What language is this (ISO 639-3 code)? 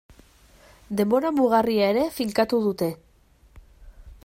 eus